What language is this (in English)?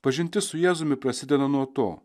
Lithuanian